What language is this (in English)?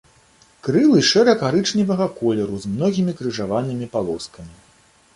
Belarusian